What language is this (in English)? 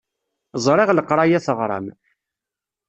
Kabyle